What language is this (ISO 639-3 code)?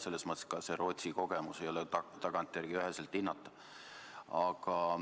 est